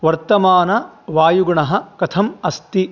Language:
Sanskrit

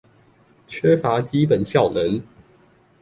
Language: Chinese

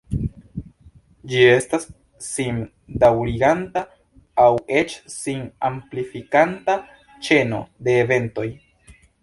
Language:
Esperanto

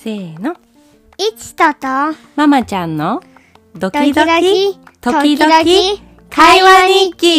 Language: Japanese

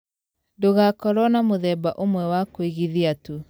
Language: Kikuyu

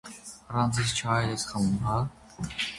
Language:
Armenian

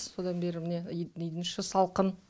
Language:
Kazakh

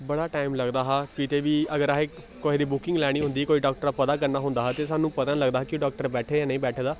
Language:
Dogri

